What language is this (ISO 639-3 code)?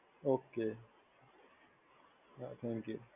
guj